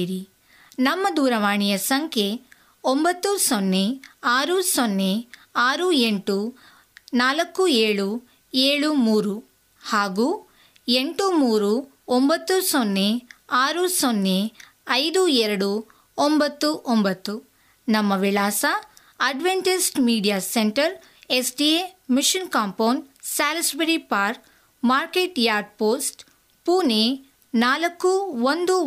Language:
Kannada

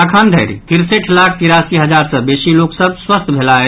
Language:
Maithili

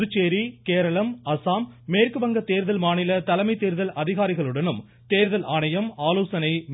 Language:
Tamil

